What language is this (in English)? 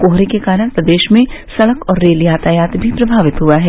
Hindi